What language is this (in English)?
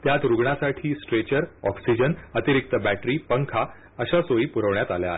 Marathi